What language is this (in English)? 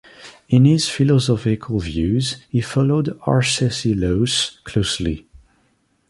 English